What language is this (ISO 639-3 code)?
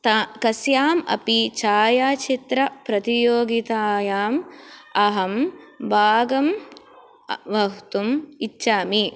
san